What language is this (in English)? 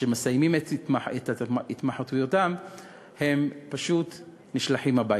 Hebrew